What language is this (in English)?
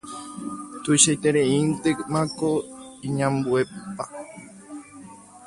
Guarani